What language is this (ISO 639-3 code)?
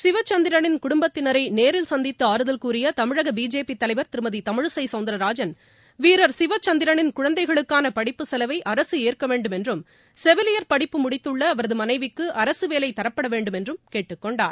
tam